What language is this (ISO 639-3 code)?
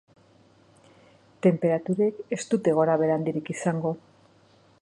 eus